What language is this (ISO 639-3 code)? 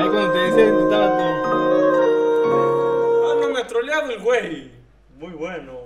spa